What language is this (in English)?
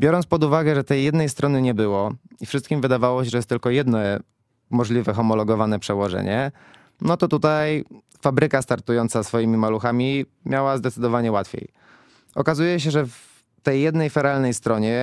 Polish